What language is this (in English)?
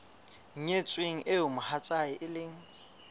Southern Sotho